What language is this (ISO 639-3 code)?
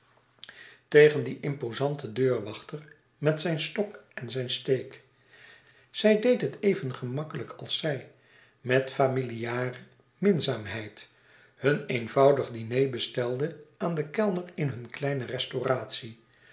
nld